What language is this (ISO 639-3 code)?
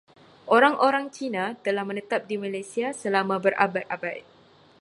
msa